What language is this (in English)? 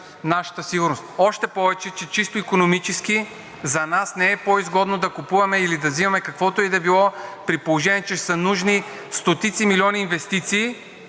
Bulgarian